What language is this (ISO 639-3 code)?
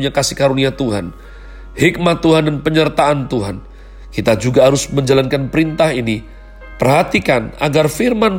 ind